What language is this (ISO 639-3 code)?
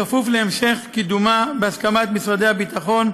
heb